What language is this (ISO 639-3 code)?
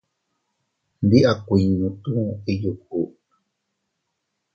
cut